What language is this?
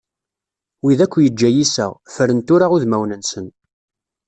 Kabyle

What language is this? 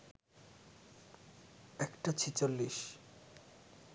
Bangla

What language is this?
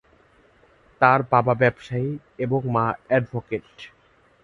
Bangla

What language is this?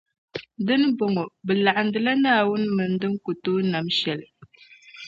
Dagbani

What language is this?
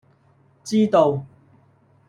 Cantonese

